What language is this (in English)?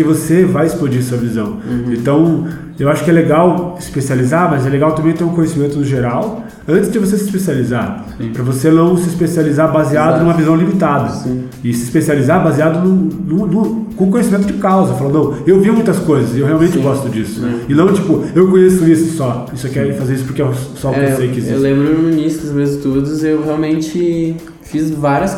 Portuguese